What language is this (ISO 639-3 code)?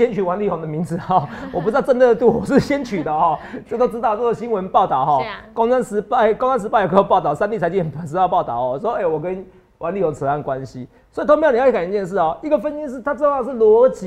zho